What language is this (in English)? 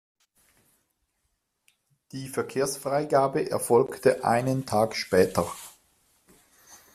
German